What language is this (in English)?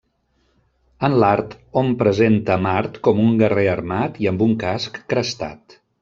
Catalan